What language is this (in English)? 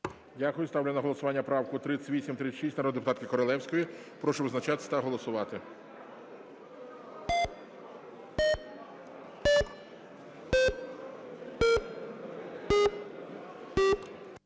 Ukrainian